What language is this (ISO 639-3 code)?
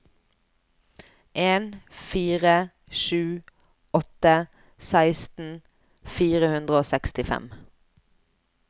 nor